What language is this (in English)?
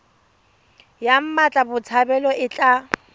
Tswana